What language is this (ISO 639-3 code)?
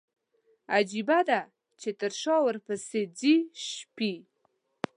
pus